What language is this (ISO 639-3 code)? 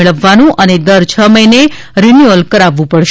guj